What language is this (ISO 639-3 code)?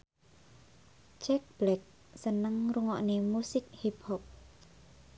jav